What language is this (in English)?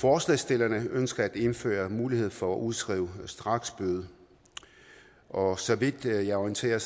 Danish